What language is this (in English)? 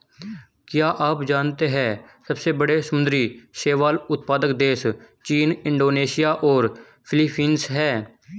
Hindi